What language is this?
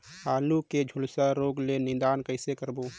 Chhattisgarhi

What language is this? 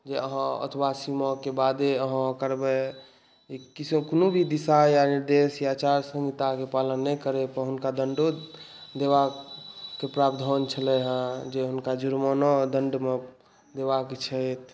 Maithili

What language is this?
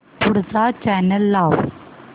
Marathi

